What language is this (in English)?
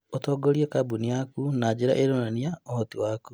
Kikuyu